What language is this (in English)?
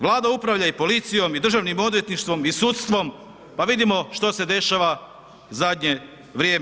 Croatian